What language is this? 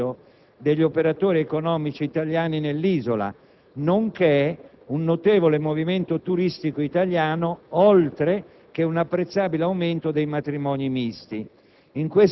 Italian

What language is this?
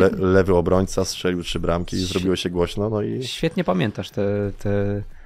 Polish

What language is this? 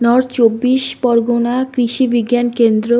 Bangla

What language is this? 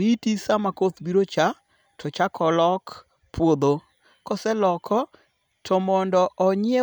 Luo (Kenya and Tanzania)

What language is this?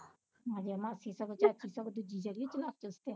Punjabi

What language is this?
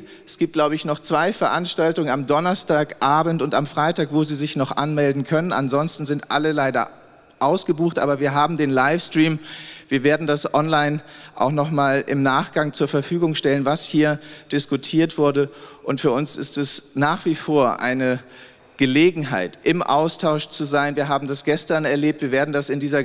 German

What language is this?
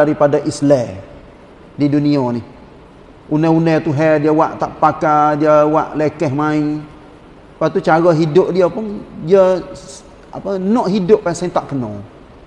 Malay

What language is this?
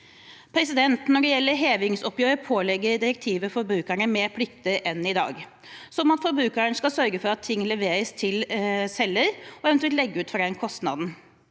Norwegian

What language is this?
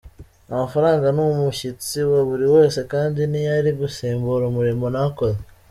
Kinyarwanda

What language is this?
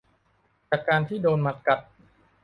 Thai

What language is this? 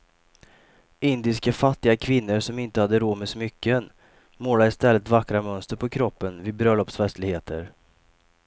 Swedish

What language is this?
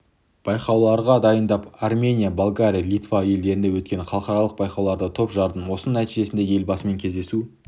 Kazakh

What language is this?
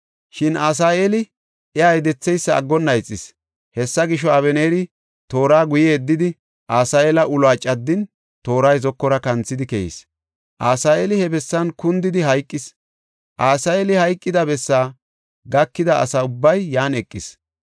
Gofa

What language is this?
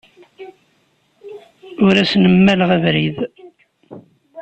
Kabyle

